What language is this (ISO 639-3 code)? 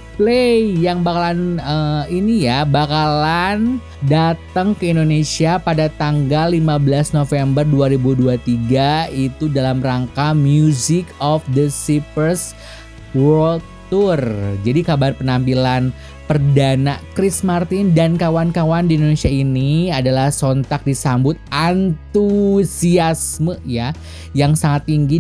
ind